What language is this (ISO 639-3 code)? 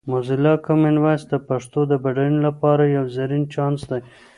pus